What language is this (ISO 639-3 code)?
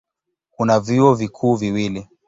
swa